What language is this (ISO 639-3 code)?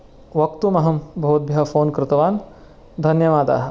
san